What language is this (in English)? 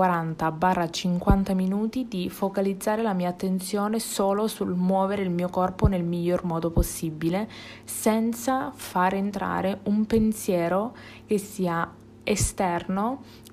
Italian